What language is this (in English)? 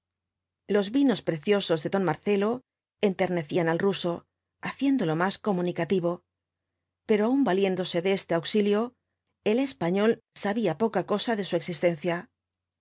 Spanish